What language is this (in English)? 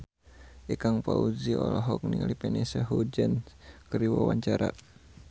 Sundanese